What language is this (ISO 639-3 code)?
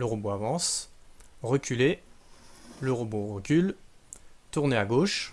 fra